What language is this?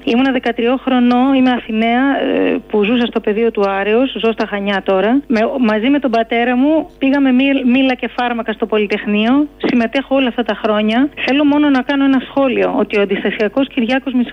Greek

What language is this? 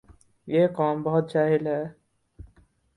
Urdu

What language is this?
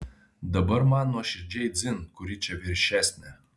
Lithuanian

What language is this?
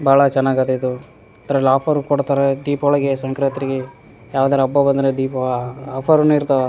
Kannada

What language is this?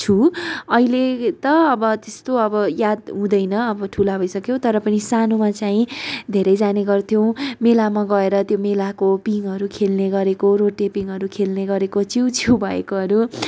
Nepali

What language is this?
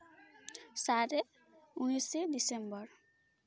Santali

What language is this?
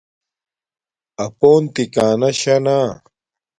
Domaaki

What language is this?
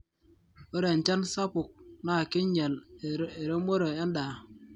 Masai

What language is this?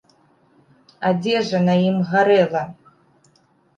Belarusian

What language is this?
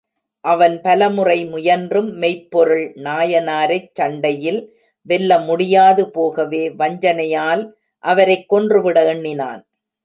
Tamil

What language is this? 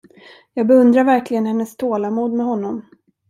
Swedish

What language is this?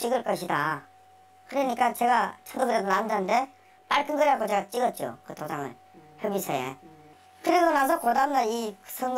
Korean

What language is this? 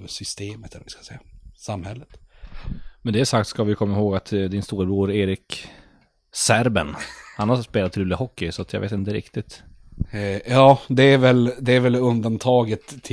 Swedish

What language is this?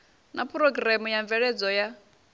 Venda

